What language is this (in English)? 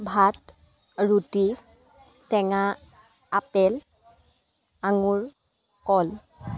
Assamese